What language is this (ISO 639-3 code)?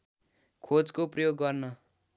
nep